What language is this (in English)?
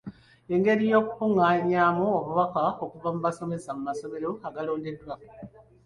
Ganda